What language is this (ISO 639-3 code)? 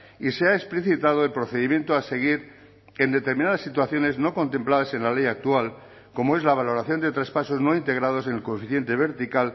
spa